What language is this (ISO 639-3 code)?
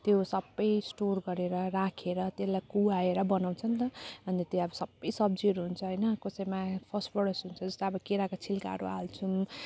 nep